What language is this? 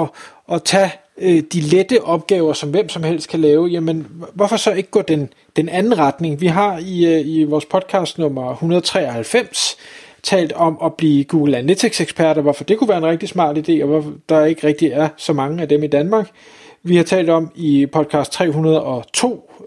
Danish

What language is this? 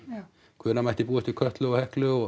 Icelandic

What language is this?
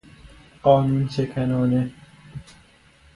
Persian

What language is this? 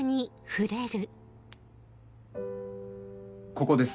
Japanese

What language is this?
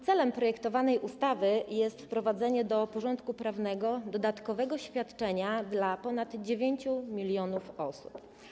Polish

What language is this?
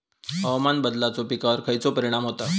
Marathi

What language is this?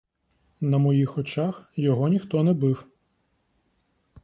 Ukrainian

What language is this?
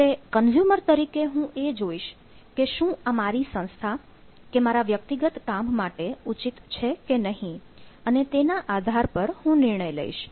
Gujarati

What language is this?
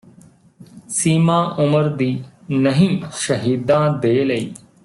Punjabi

